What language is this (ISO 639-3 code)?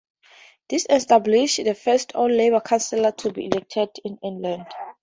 eng